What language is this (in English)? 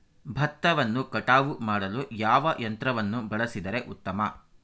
Kannada